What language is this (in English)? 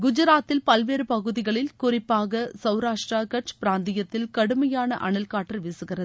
Tamil